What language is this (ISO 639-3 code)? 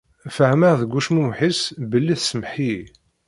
kab